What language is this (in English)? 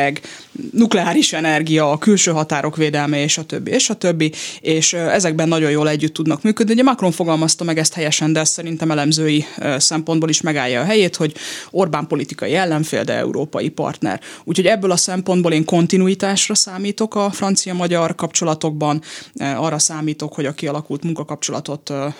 Hungarian